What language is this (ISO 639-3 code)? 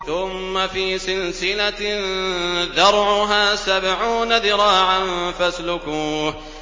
ara